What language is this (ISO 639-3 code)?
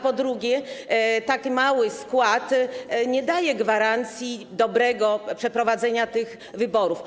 pol